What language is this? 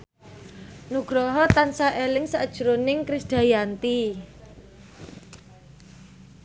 Javanese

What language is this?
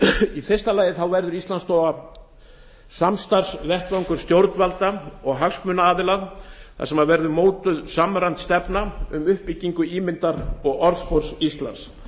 Icelandic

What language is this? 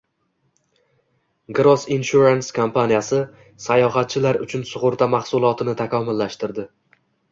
Uzbek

